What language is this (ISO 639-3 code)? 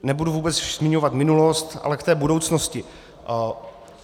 ces